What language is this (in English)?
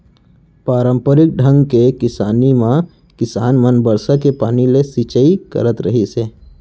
Chhattisgarhi